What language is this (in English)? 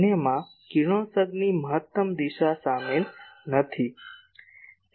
Gujarati